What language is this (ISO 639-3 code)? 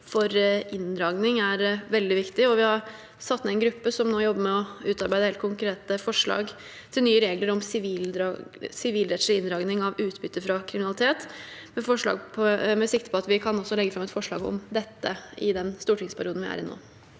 nor